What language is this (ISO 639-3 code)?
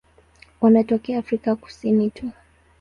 swa